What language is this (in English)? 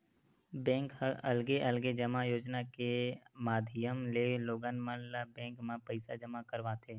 Chhattisgarhi